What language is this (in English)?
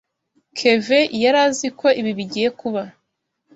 Kinyarwanda